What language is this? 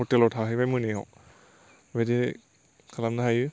Bodo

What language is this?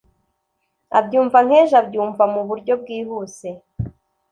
Kinyarwanda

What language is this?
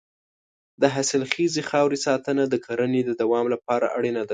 Pashto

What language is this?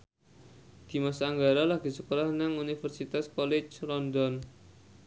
Javanese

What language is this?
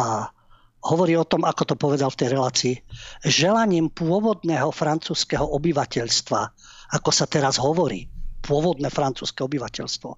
Slovak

